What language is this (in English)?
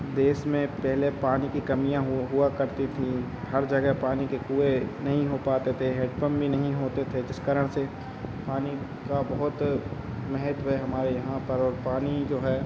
Hindi